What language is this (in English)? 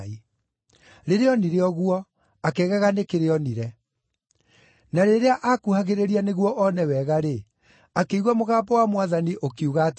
Kikuyu